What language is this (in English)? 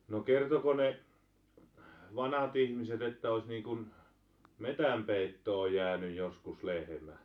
Finnish